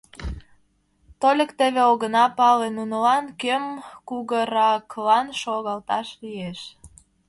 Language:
Mari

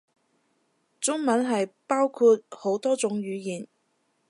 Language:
Cantonese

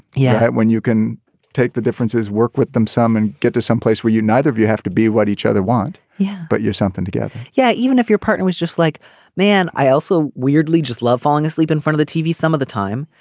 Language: English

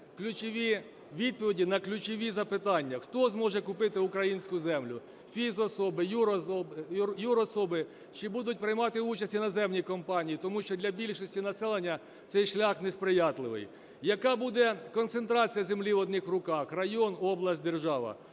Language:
Ukrainian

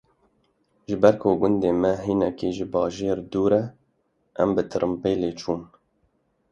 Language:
Kurdish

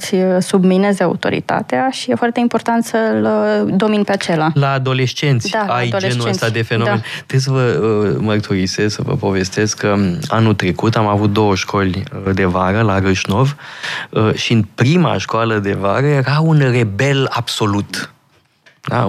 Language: Romanian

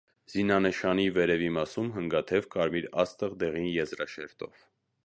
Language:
Armenian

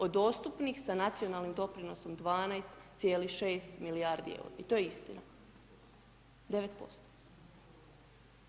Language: Croatian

